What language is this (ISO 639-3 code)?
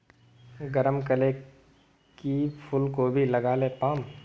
mag